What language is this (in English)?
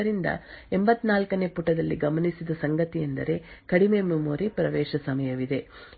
Kannada